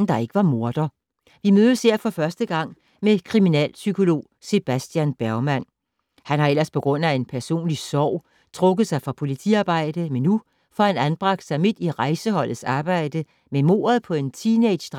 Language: Danish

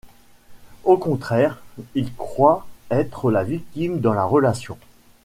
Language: French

